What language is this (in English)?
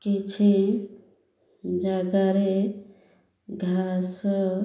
Odia